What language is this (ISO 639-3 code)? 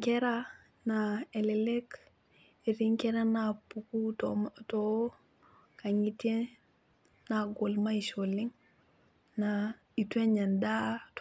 mas